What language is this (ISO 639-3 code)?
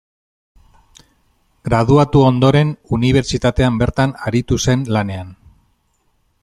eus